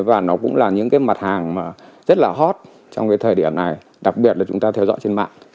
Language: Vietnamese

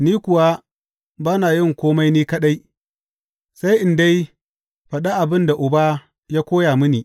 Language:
Hausa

